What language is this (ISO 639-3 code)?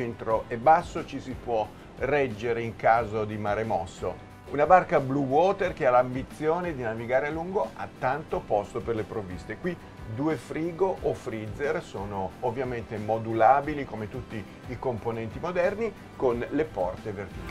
ita